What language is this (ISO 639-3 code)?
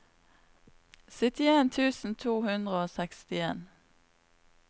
nor